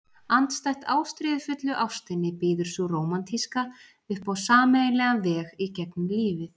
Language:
Icelandic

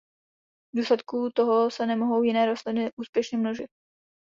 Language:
Czech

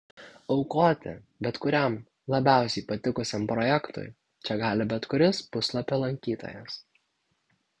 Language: Lithuanian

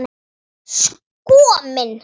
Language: Icelandic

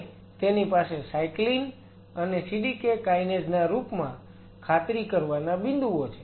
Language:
Gujarati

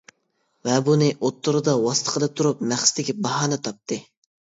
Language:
Uyghur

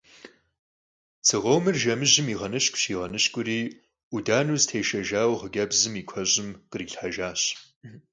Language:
Kabardian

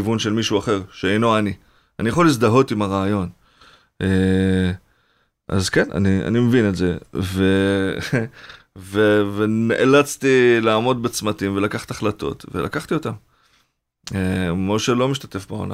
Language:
Hebrew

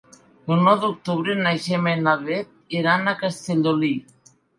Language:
Catalan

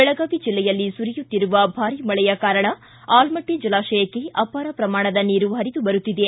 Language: Kannada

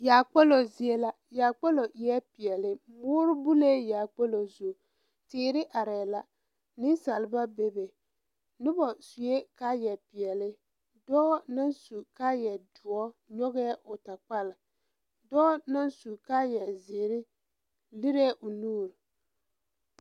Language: Southern Dagaare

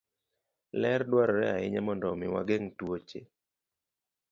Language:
Luo (Kenya and Tanzania)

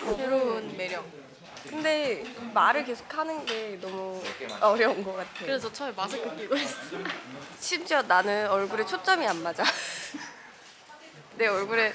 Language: Korean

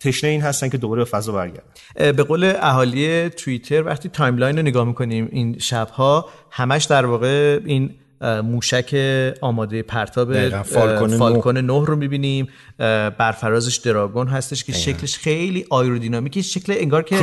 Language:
Persian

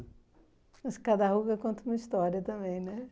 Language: Portuguese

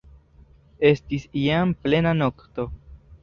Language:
Esperanto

